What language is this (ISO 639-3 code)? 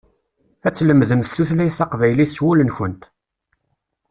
kab